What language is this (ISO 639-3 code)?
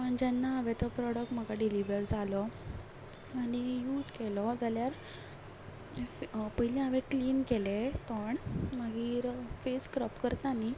kok